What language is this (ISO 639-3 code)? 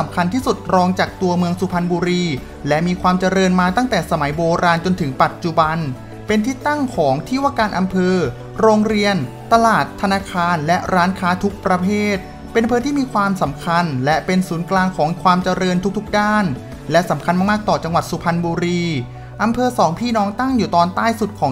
tha